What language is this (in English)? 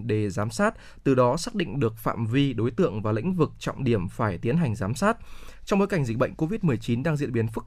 Vietnamese